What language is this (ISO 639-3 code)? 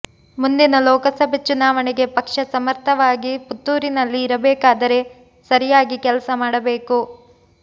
kan